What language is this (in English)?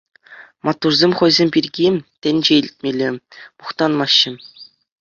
Chuvash